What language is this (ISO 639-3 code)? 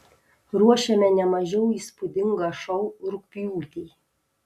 lit